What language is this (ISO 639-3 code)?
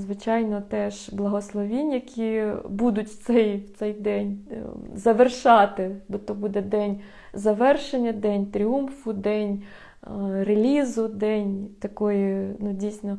ukr